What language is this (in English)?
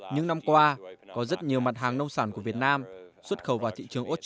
Vietnamese